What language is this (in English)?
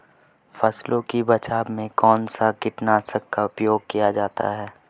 Hindi